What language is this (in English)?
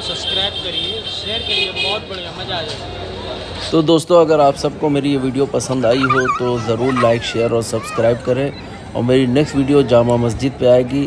Hindi